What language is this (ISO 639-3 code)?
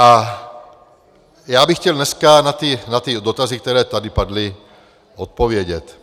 ces